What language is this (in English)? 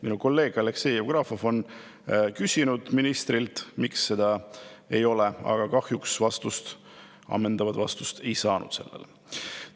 Estonian